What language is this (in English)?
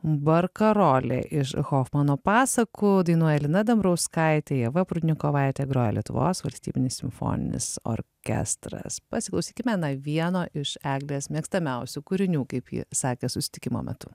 Lithuanian